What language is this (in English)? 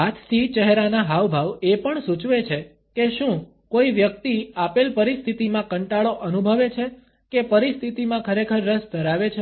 Gujarati